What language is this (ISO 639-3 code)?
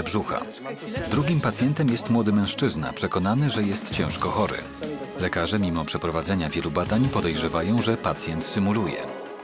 pol